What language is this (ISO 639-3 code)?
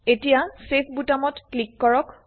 asm